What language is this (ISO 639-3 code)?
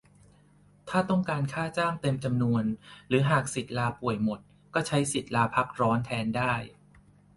tha